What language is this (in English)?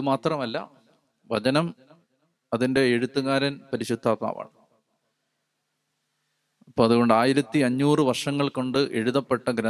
Malayalam